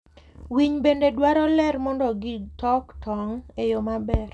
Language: Luo (Kenya and Tanzania)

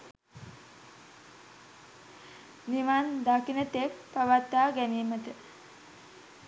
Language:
Sinhala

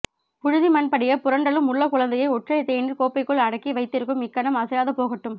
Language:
Tamil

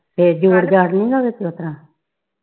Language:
Punjabi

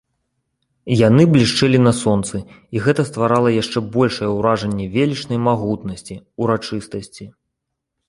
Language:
Belarusian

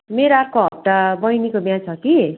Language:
Nepali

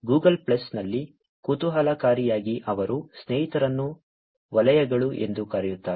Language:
Kannada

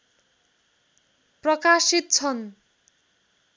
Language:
Nepali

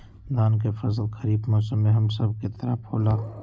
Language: Magahi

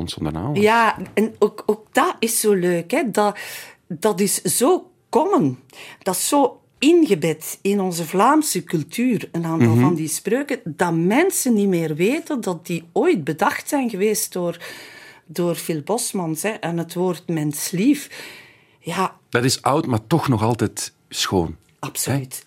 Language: Dutch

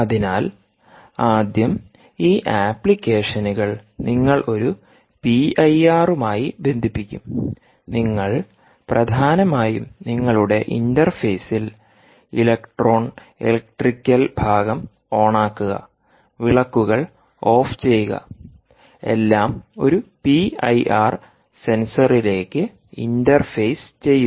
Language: Malayalam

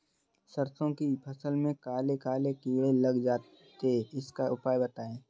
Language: Hindi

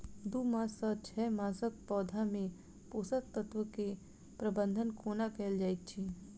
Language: Maithili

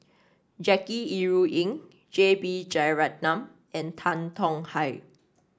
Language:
English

